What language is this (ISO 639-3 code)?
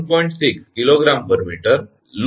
guj